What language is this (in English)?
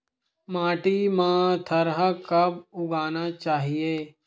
Chhattisgarhi